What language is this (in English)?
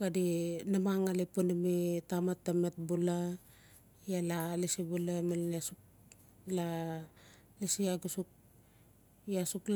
Notsi